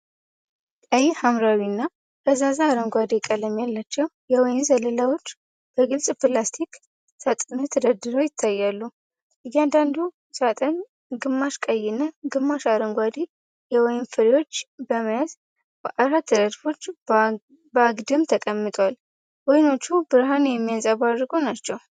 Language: Amharic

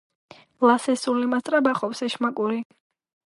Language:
Georgian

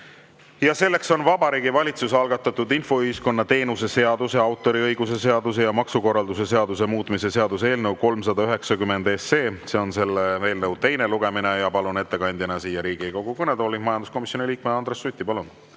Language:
Estonian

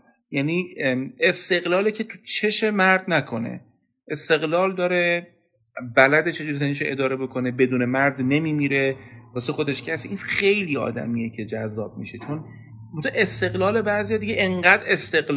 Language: Persian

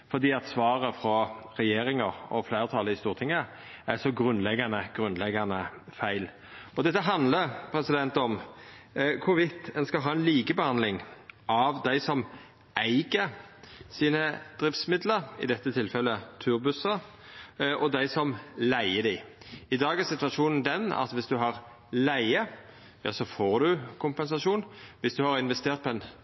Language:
Norwegian Nynorsk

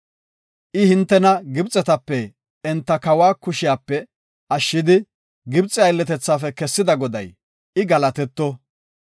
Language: Gofa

